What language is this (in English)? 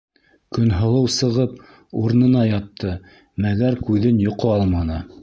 Bashkir